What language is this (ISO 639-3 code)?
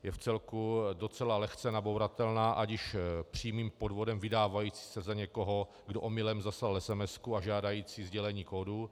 ces